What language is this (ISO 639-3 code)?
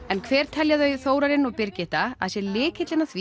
isl